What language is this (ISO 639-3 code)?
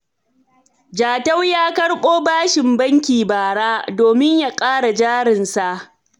hau